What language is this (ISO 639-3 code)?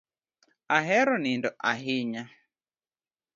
luo